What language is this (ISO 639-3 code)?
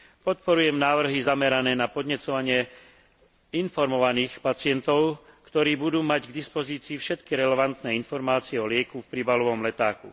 slk